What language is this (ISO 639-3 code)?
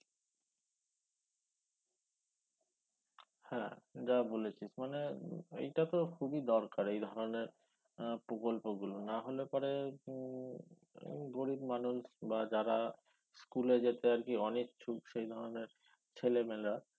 ben